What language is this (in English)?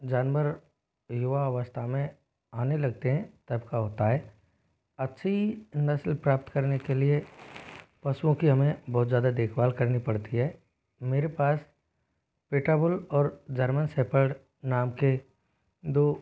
Hindi